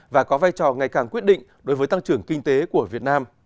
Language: Vietnamese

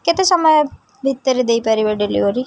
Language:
Odia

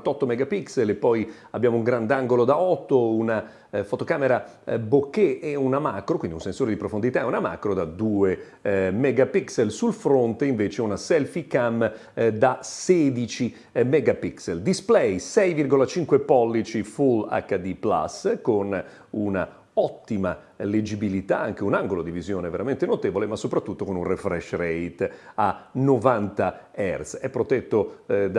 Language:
Italian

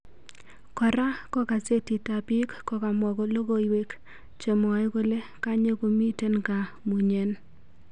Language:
Kalenjin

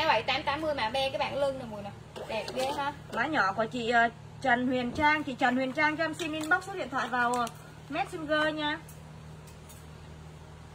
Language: Vietnamese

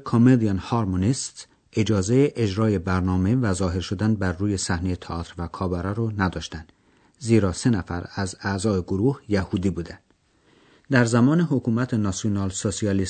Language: Persian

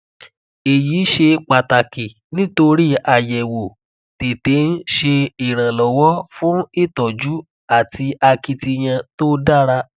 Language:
Yoruba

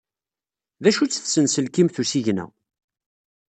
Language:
Kabyle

